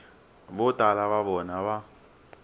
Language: Tsonga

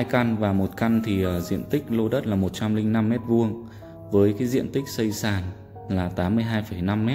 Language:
Vietnamese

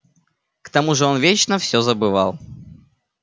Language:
Russian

